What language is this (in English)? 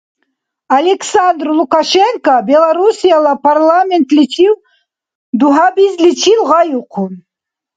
Dargwa